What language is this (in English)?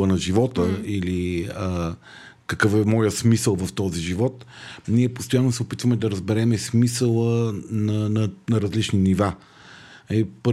Bulgarian